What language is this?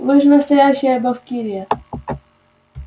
Russian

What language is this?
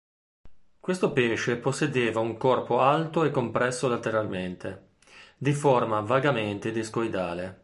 Italian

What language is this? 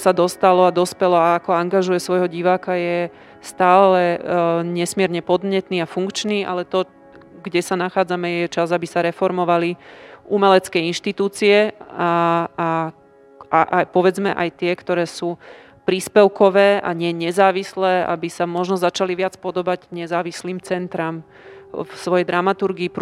Slovak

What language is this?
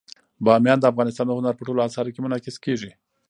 Pashto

